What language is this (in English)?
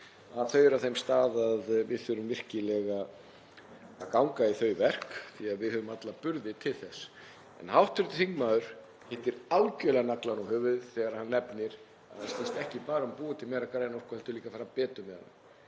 Icelandic